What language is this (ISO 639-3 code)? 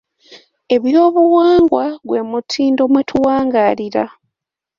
lug